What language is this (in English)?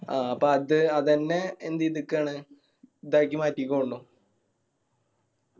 Malayalam